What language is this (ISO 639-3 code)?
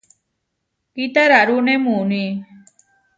var